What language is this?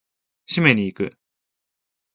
Japanese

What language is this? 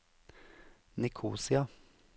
Norwegian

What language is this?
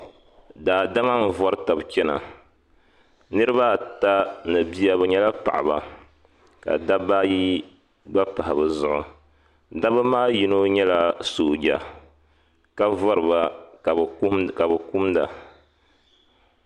Dagbani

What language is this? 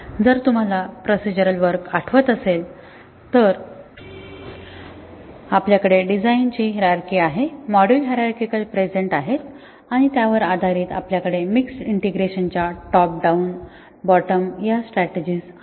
Marathi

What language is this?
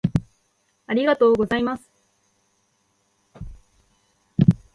Japanese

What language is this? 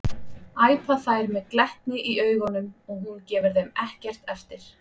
Icelandic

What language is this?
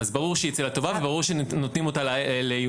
Hebrew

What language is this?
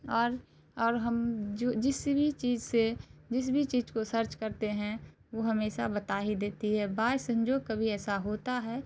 Urdu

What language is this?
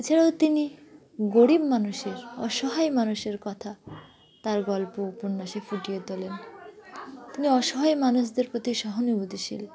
Bangla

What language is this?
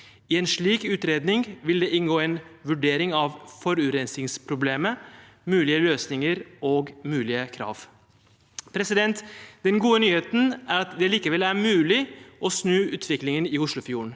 Norwegian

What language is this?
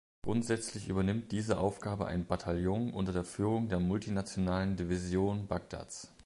German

